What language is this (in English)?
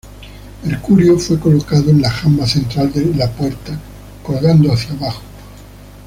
Spanish